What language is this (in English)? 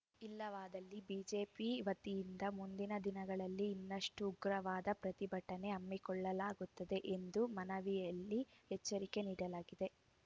Kannada